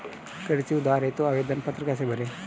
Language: Hindi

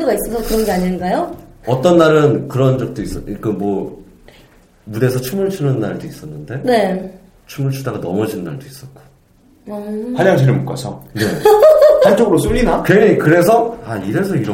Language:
Korean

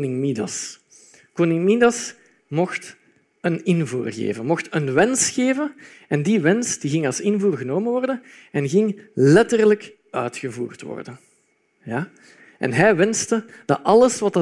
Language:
Dutch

